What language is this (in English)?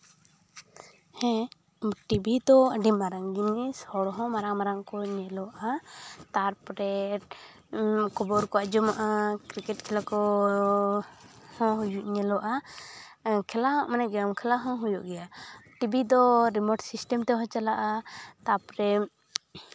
Santali